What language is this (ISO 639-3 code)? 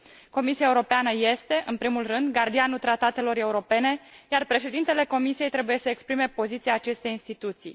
ron